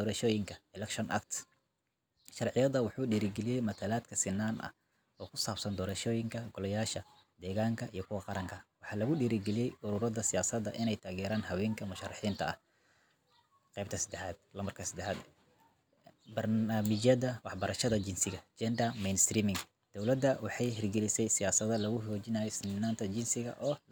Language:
Somali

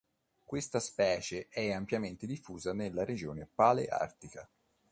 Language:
Italian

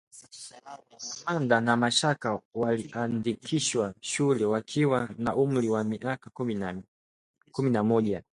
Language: Swahili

